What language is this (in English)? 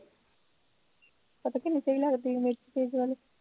Punjabi